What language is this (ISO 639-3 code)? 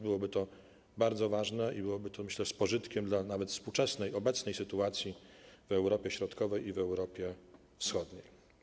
pol